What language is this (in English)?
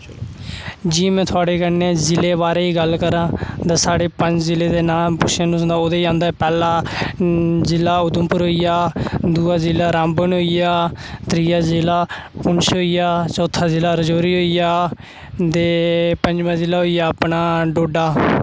Dogri